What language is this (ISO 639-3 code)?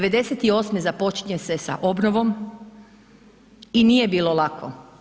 hrv